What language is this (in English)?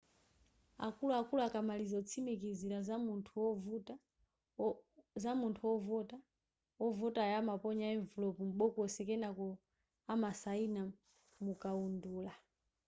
Nyanja